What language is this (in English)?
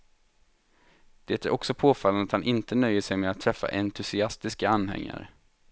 Swedish